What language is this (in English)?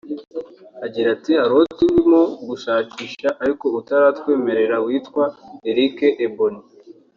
Kinyarwanda